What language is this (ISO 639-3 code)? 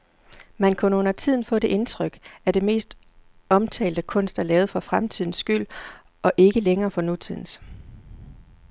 dan